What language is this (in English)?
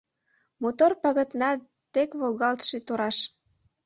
Mari